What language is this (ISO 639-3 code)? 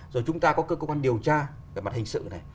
vie